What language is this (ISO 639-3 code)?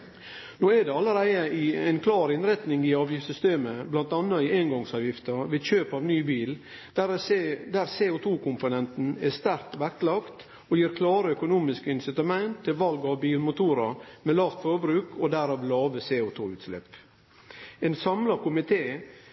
nno